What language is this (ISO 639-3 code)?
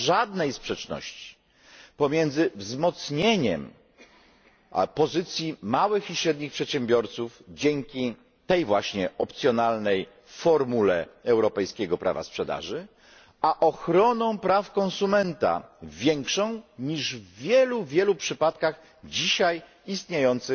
pol